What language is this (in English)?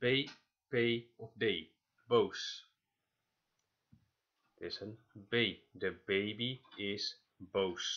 Dutch